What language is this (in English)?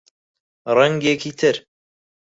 Central Kurdish